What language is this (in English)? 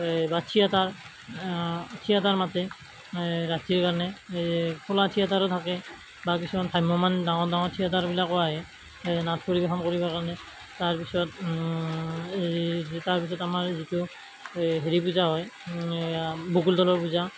Assamese